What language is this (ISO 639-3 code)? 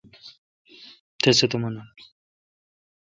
xka